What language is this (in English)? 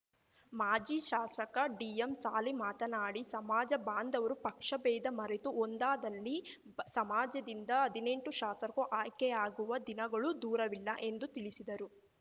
Kannada